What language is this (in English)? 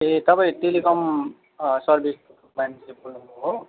Nepali